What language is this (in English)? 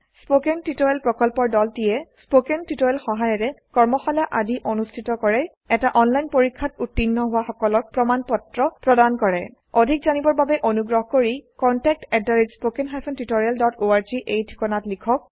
Assamese